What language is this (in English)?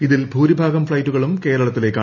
Malayalam